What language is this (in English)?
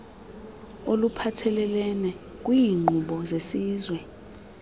Xhosa